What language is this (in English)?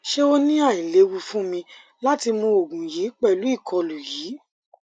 Yoruba